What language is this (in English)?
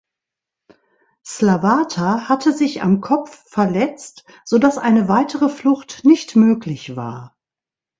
German